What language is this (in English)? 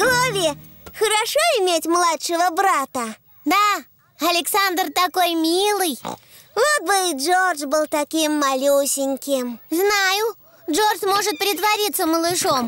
Russian